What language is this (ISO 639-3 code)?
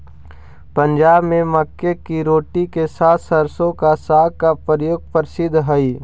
mag